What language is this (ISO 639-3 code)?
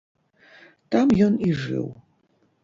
bel